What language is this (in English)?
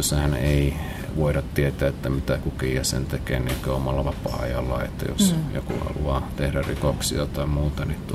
Finnish